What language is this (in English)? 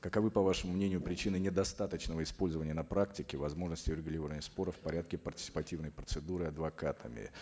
Kazakh